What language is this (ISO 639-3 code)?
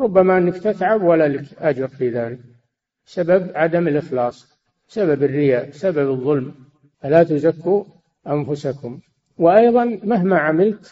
ara